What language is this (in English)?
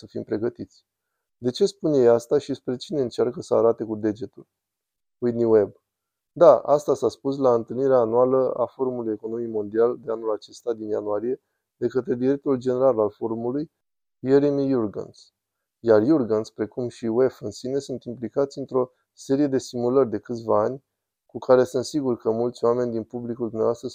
Romanian